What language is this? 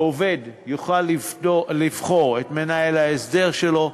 Hebrew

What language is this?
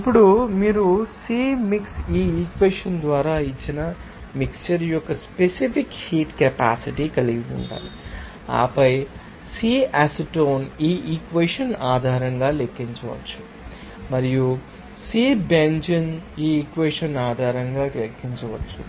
Telugu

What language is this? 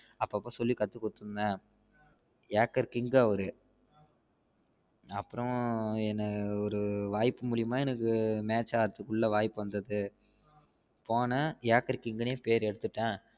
Tamil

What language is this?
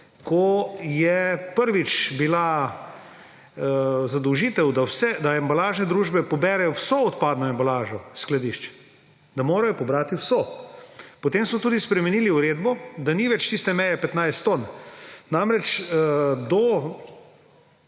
Slovenian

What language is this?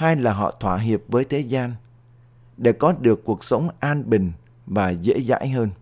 Vietnamese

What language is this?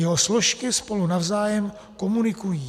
Czech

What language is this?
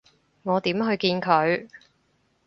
Cantonese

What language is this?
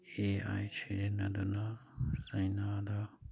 Manipuri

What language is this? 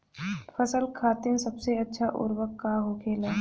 Bhojpuri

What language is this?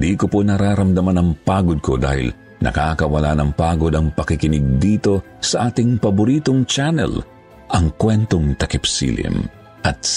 Filipino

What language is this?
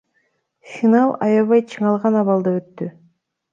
Kyrgyz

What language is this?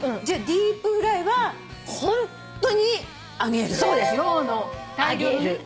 Japanese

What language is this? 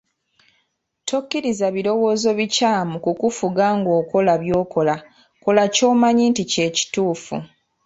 Ganda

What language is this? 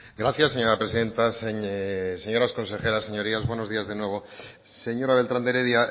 Spanish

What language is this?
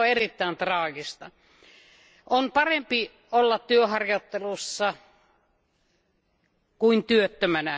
Finnish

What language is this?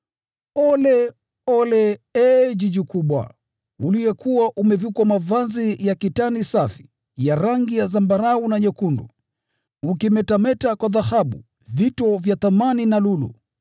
Swahili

